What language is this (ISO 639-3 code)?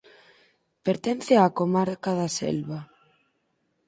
glg